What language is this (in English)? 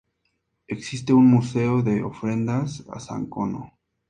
Spanish